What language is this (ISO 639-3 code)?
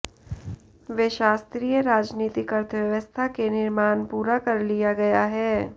hin